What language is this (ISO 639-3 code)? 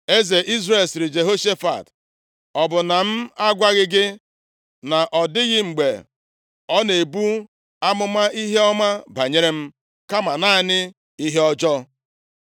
ibo